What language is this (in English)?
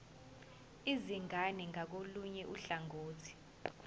Zulu